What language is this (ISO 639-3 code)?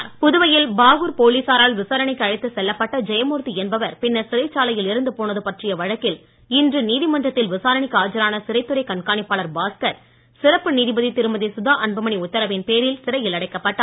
tam